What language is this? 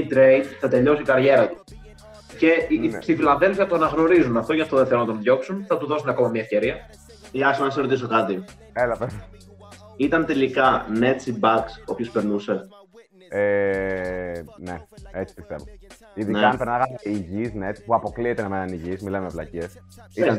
Greek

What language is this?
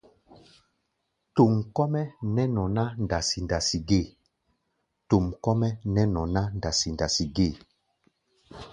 Gbaya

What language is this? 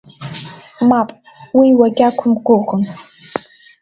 Abkhazian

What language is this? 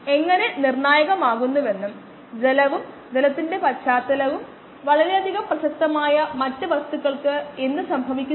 Malayalam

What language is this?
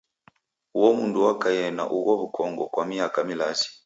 Taita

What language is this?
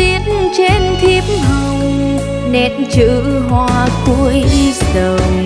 Vietnamese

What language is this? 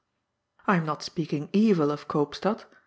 English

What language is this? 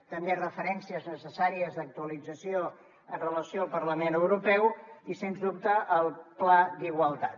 Catalan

